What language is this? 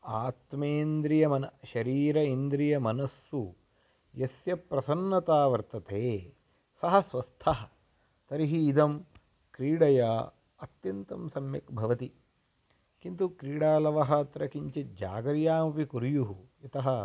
Sanskrit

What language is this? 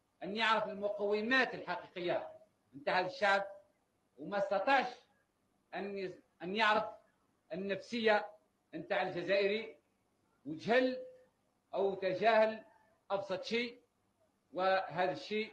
Arabic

